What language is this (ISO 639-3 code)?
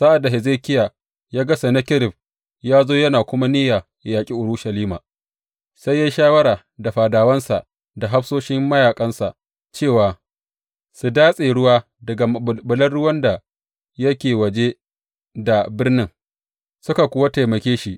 hau